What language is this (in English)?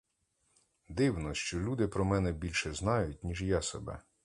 Ukrainian